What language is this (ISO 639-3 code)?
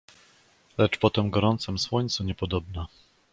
pol